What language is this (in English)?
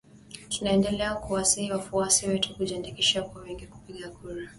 Swahili